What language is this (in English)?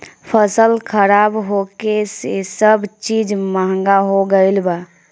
Bhojpuri